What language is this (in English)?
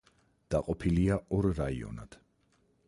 Georgian